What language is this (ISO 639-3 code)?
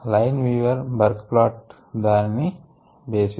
tel